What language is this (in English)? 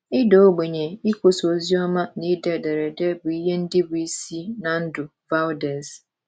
Igbo